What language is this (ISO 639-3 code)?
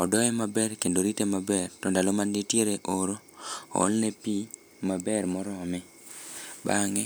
luo